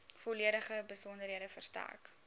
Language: Afrikaans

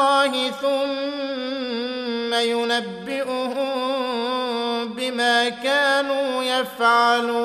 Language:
Arabic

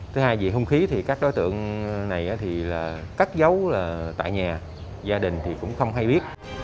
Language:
Vietnamese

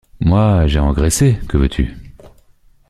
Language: French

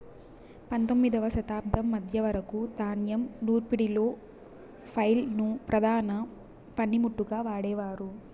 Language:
Telugu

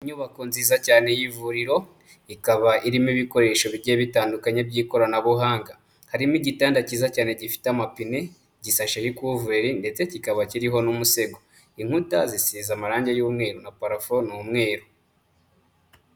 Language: Kinyarwanda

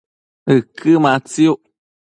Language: Matsés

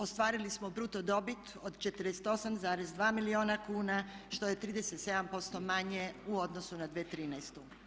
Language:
Croatian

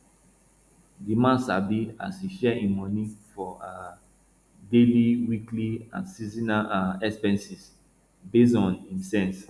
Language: Nigerian Pidgin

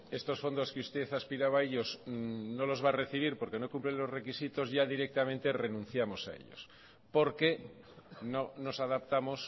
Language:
Spanish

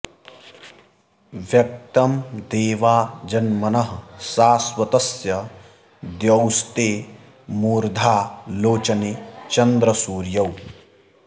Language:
Sanskrit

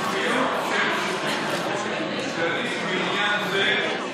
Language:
Hebrew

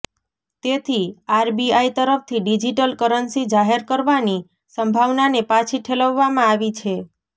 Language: Gujarati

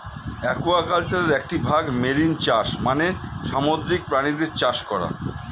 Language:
Bangla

